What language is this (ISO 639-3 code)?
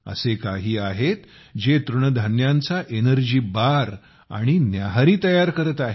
mar